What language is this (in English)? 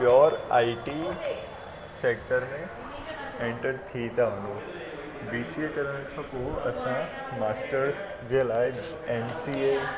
Sindhi